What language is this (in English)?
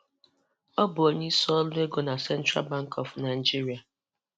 Igbo